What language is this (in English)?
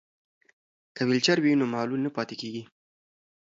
Pashto